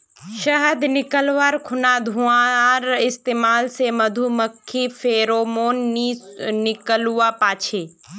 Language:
Magahi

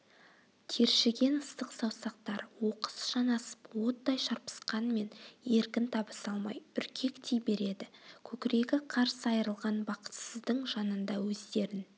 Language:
Kazakh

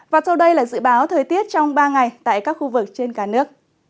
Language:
Vietnamese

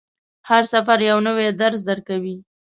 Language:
Pashto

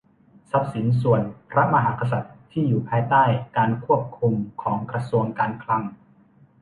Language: Thai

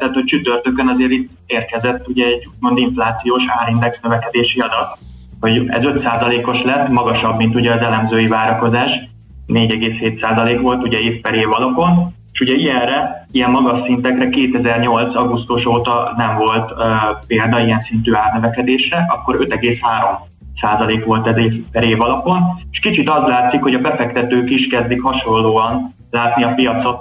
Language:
Hungarian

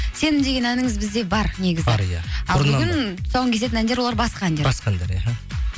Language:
Kazakh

